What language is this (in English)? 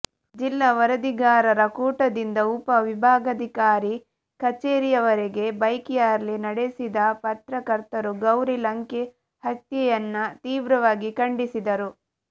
Kannada